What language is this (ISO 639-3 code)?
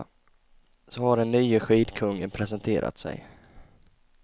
swe